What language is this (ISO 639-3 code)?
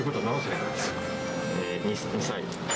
jpn